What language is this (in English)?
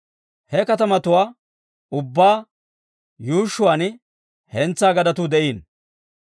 Dawro